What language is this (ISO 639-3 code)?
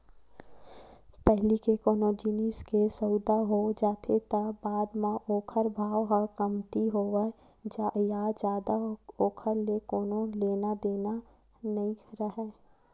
hne